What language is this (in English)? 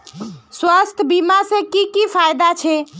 Magahi